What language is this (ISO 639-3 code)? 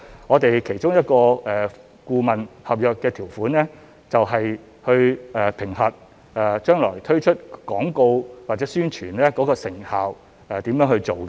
yue